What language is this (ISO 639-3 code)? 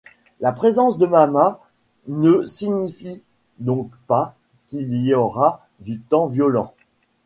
fra